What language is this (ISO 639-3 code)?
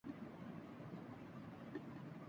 urd